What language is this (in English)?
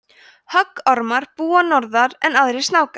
Icelandic